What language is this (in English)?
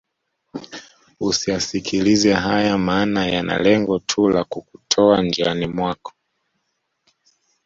Swahili